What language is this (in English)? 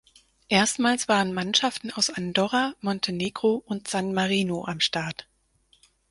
German